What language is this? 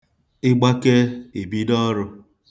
Igbo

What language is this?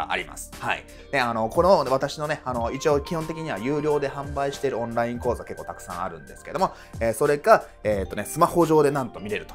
Japanese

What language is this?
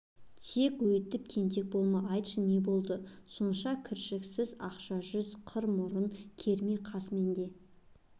Kazakh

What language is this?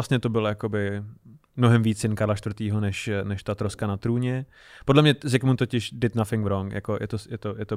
Czech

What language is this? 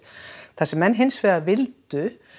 Icelandic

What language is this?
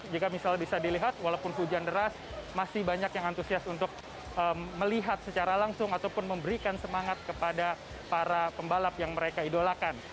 Indonesian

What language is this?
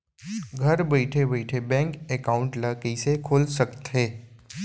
Chhattisgarhi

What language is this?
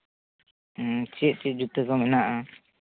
Santali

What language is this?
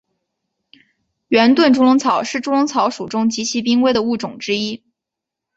Chinese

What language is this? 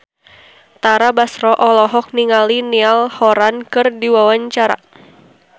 Sundanese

